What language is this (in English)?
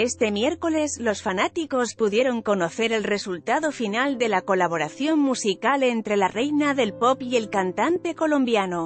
Spanish